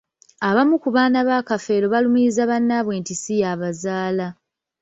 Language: Ganda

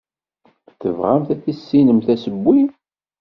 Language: Kabyle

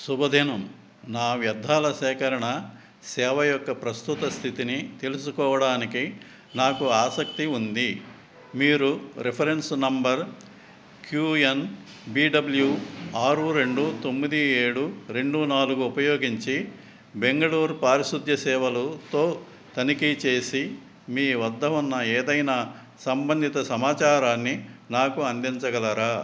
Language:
Telugu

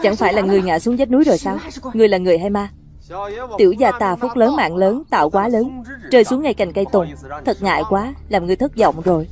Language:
Vietnamese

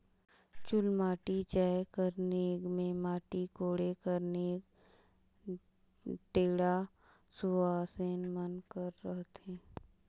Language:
Chhattisgarhi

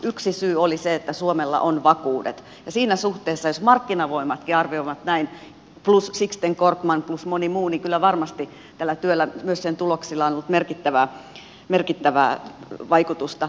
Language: Finnish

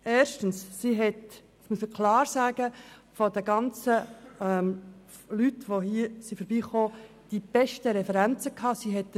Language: Swiss German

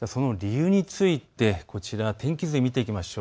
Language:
Japanese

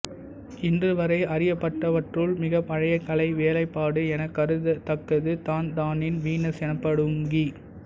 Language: Tamil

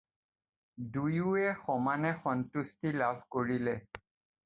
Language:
Assamese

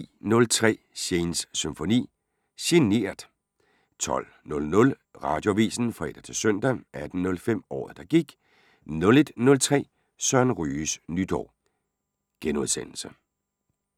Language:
Danish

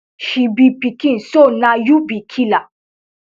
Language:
Nigerian Pidgin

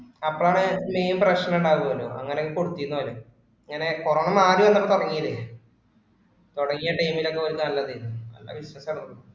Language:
Malayalam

